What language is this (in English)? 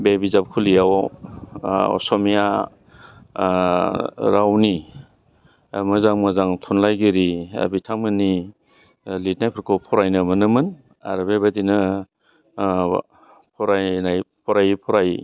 Bodo